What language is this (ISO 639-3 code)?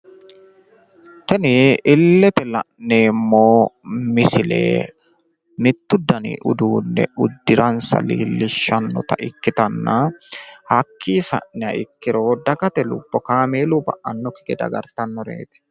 sid